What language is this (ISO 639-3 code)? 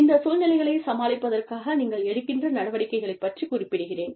tam